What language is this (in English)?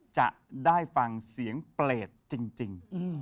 Thai